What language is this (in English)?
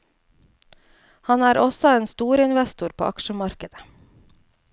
Norwegian